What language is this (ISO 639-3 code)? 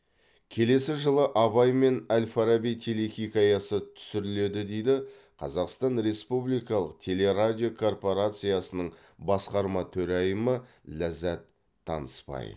kaz